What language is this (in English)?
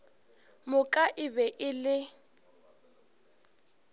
Northern Sotho